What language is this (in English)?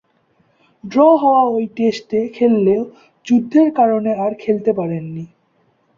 Bangla